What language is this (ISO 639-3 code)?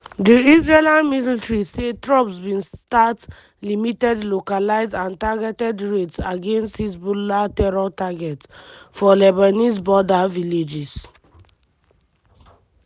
pcm